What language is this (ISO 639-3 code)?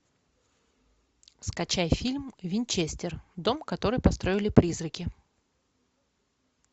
rus